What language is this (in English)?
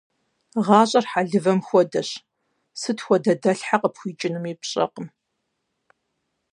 Kabardian